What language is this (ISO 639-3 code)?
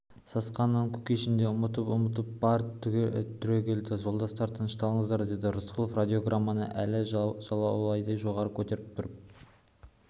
kaz